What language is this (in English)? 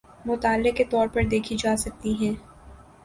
Urdu